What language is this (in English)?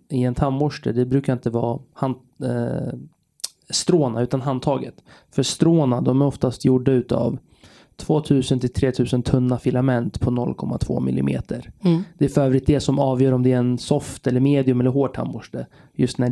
Swedish